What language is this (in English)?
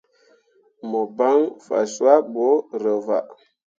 Mundang